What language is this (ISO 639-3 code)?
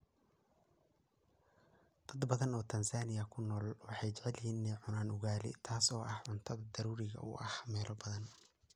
som